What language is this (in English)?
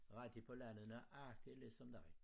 Danish